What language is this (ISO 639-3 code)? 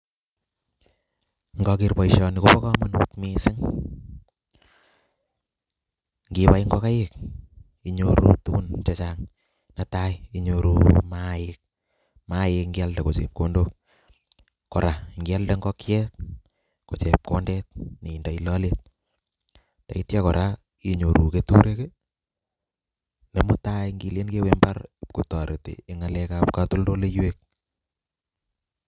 kln